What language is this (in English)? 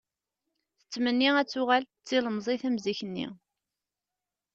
Kabyle